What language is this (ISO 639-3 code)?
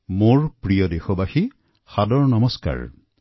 asm